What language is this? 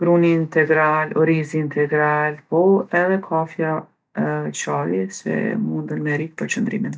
Gheg Albanian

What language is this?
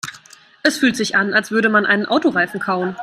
German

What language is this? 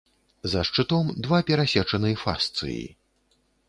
Belarusian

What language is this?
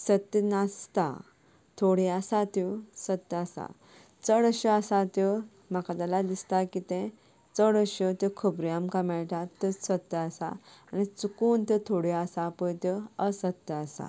Konkani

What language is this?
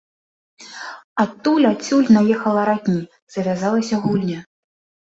Belarusian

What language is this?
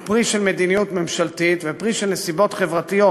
Hebrew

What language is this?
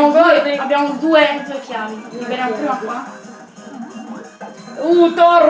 Italian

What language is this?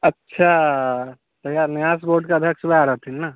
Maithili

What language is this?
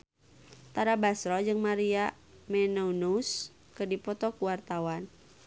Sundanese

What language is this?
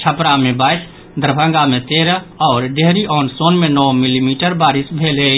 Maithili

